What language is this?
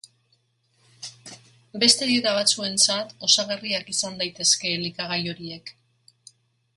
Basque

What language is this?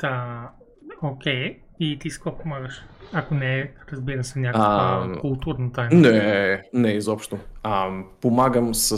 Bulgarian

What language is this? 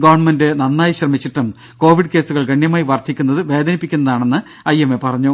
Malayalam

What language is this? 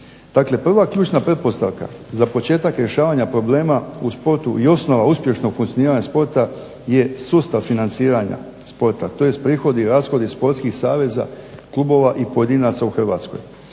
Croatian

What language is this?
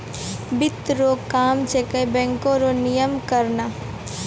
Maithili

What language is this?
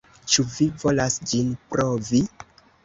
Esperanto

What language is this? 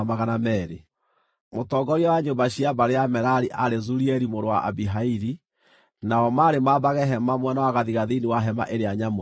Kikuyu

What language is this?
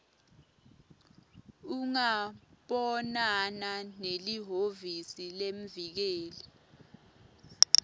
Swati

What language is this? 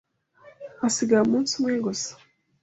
Kinyarwanda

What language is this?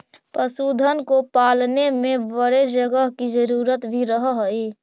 Magahi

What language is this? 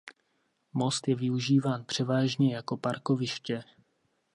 Czech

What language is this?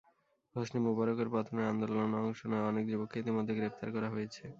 Bangla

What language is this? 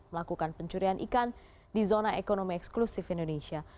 Indonesian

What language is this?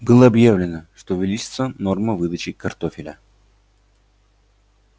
Russian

